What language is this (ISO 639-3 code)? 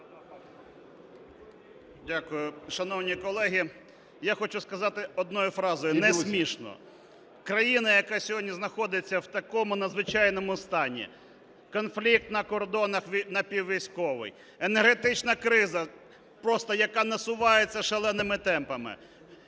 ukr